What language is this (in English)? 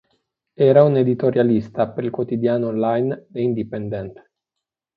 Italian